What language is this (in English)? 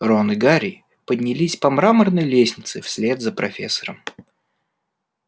Russian